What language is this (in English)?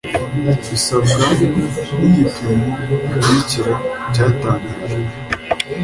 Kinyarwanda